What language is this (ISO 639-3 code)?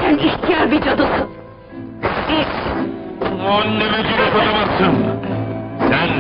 tur